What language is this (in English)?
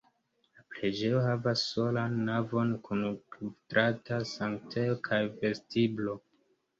Esperanto